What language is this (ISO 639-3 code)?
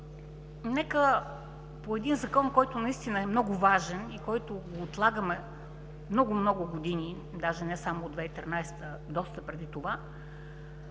bul